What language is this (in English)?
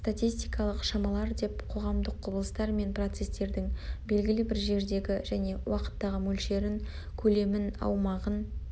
Kazakh